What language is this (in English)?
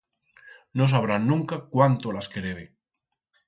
Aragonese